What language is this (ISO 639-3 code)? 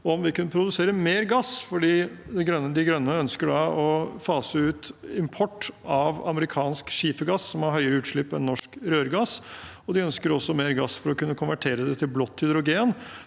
nor